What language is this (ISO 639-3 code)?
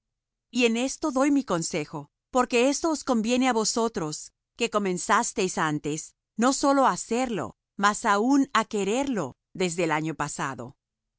spa